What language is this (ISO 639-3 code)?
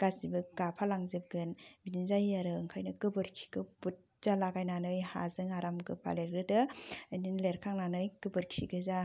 brx